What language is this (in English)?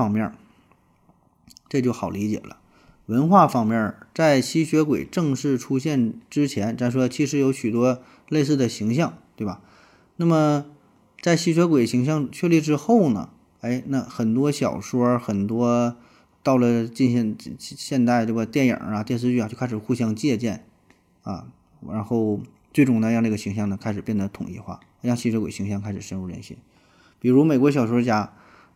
Chinese